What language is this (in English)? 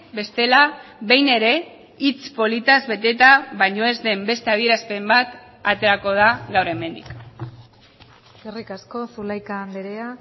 Basque